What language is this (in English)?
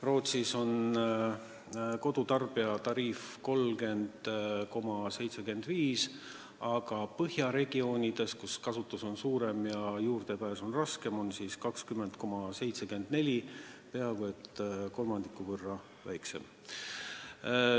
Estonian